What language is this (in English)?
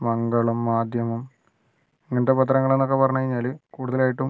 Malayalam